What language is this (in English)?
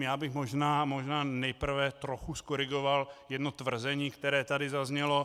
Czech